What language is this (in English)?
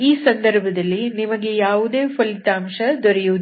Kannada